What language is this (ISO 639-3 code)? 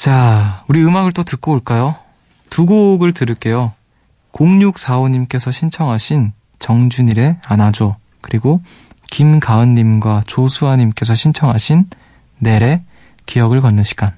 kor